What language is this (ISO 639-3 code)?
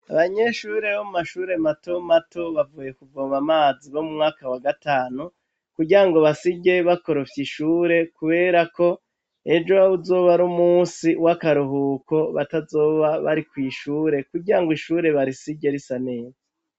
run